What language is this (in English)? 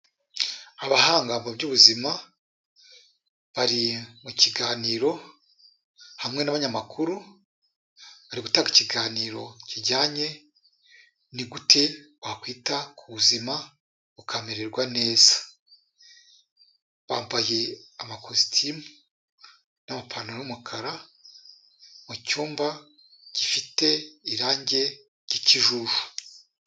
Kinyarwanda